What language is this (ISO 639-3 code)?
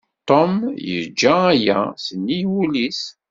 kab